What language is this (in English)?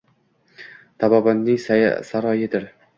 Uzbek